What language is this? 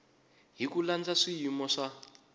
Tsonga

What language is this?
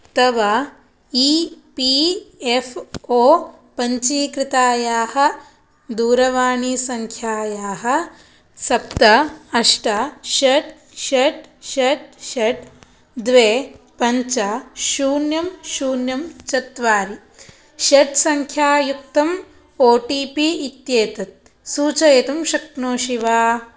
Sanskrit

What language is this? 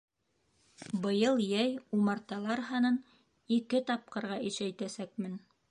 Bashkir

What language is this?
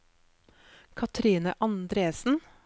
Norwegian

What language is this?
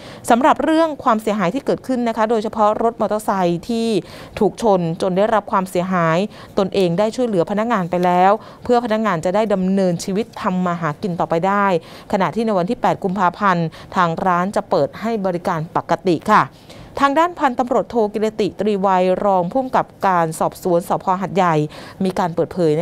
Thai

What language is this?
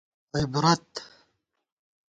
Gawar-Bati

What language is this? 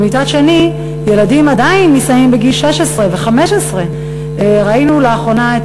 Hebrew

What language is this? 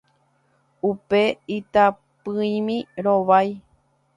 Guarani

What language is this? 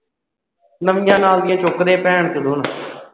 Punjabi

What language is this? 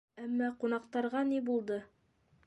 Bashkir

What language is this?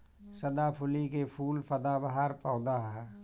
Bhojpuri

